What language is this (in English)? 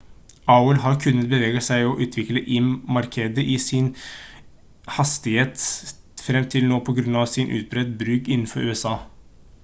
Norwegian Bokmål